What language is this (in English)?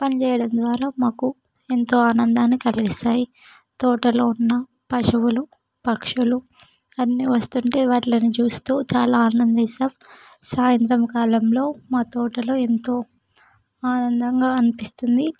Telugu